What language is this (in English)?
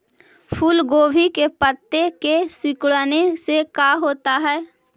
Magahi